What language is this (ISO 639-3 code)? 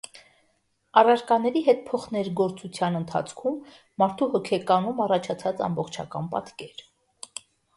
hye